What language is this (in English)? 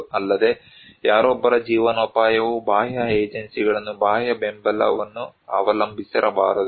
Kannada